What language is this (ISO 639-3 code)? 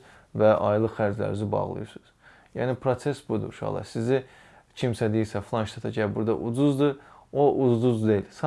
tur